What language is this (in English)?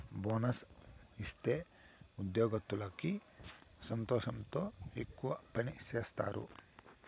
Telugu